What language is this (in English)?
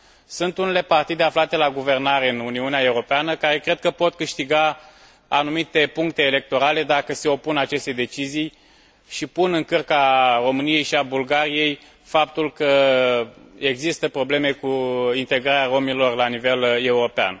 Romanian